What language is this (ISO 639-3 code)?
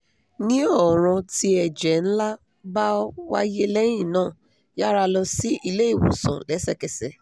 yor